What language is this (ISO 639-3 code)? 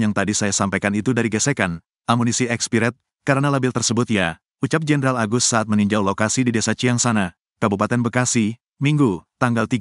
ind